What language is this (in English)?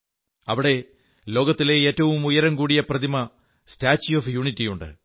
Malayalam